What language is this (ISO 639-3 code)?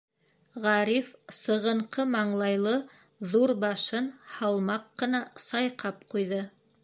bak